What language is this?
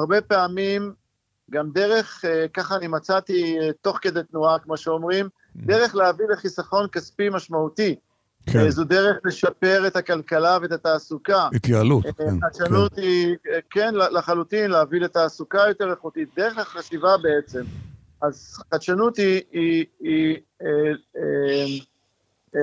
Hebrew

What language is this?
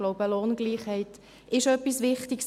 Swiss German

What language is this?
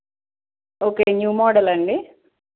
Telugu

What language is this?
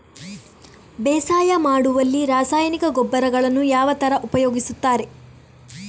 Kannada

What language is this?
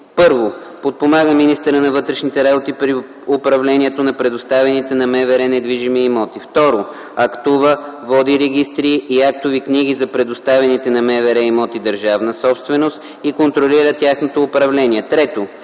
Bulgarian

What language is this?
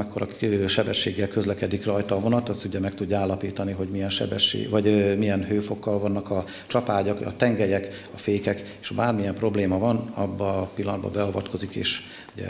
Hungarian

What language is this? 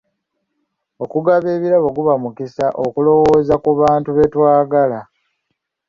Ganda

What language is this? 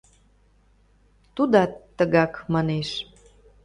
Mari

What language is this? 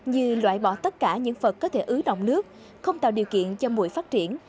Vietnamese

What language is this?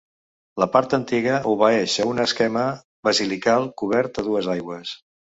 Catalan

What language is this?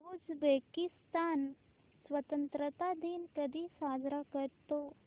Marathi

